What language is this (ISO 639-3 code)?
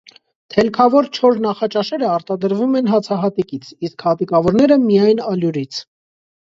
hye